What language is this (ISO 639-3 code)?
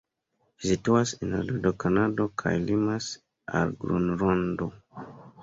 epo